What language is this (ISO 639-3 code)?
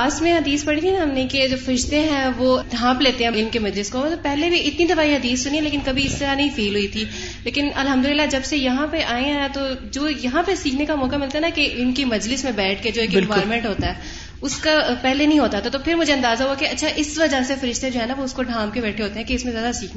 urd